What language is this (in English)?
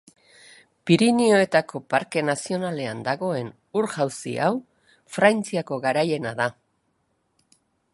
Basque